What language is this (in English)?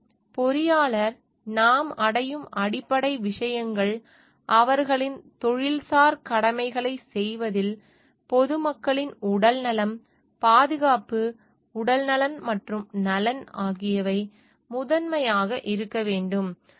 Tamil